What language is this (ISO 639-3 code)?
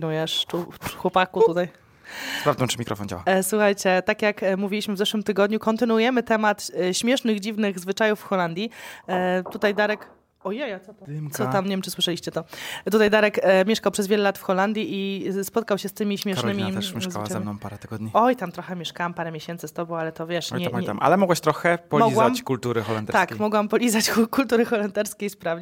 pol